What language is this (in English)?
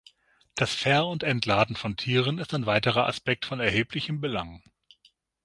German